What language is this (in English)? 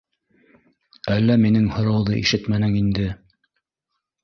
Bashkir